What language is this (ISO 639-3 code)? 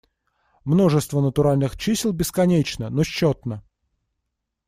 rus